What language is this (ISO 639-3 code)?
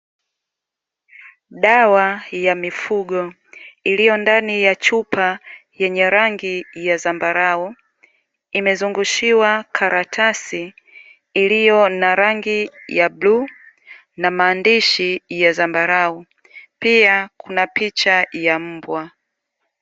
swa